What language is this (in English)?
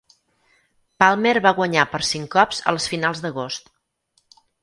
Catalan